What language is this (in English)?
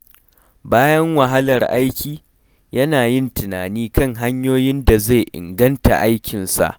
Hausa